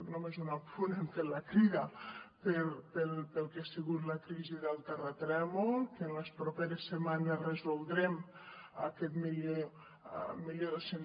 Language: Catalan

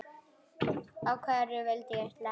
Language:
Icelandic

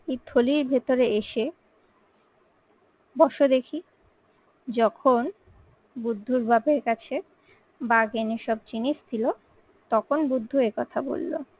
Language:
Bangla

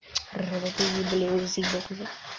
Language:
Russian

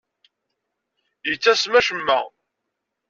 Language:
Kabyle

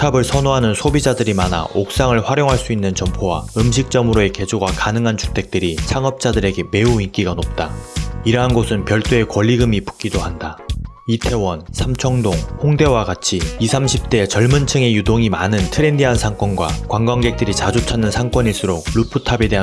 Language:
Korean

